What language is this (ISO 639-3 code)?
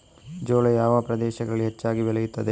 kan